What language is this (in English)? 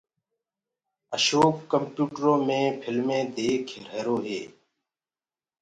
Gurgula